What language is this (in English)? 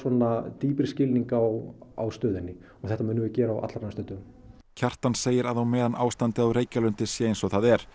Icelandic